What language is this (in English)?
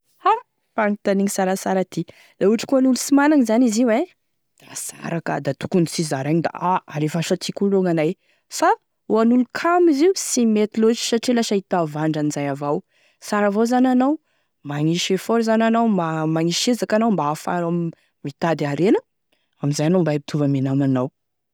Tesaka Malagasy